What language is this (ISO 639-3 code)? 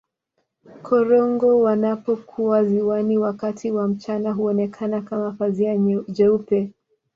swa